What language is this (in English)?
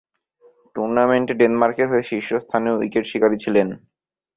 Bangla